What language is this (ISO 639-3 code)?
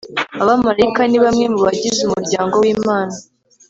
kin